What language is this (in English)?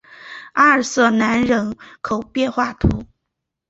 Chinese